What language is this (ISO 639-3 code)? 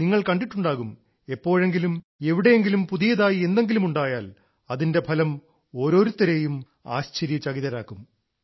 mal